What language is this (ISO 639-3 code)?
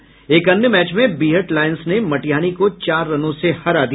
hin